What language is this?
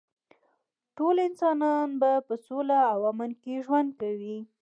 Pashto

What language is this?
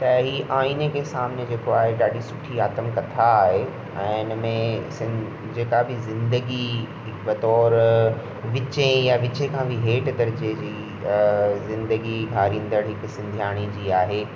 Sindhi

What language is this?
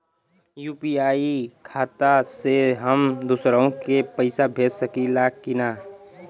Bhojpuri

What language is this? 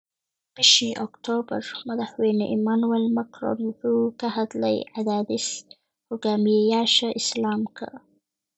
Somali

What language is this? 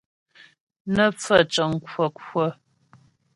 Ghomala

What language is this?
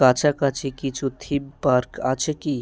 Bangla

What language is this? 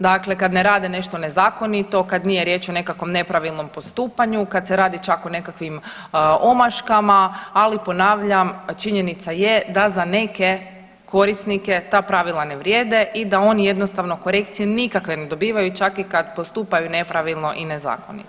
Croatian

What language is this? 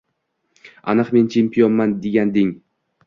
Uzbek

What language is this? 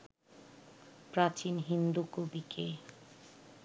Bangla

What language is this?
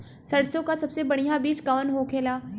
Bhojpuri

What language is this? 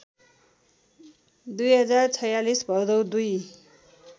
Nepali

